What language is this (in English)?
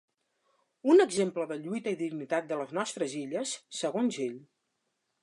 Catalan